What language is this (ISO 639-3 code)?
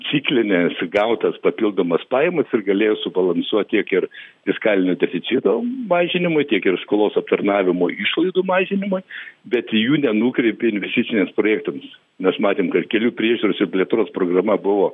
lit